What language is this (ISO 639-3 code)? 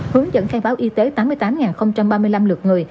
vie